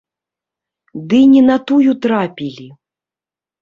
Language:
Belarusian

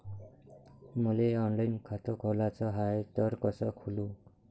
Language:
Marathi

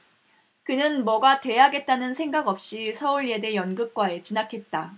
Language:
Korean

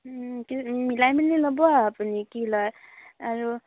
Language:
Assamese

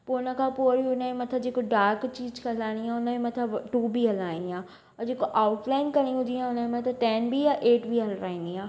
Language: Sindhi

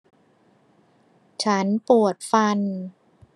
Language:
Thai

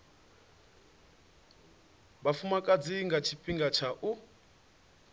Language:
Venda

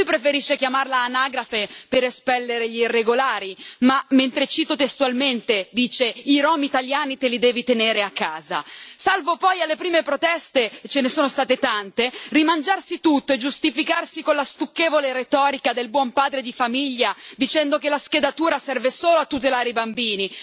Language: Italian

